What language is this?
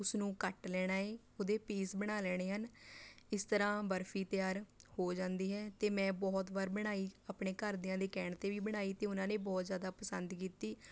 Punjabi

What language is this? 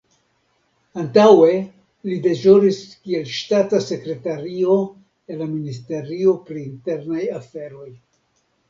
Esperanto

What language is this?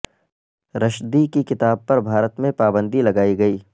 Urdu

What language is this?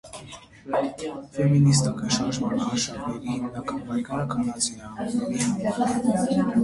Armenian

